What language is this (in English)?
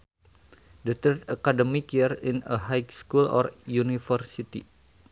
Sundanese